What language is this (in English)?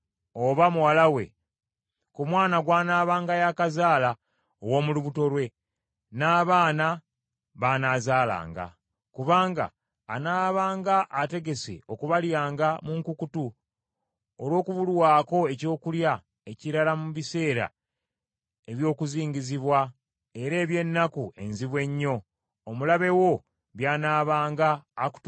Ganda